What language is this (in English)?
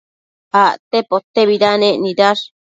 Matsés